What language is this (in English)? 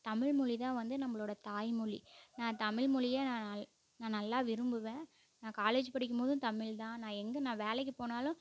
Tamil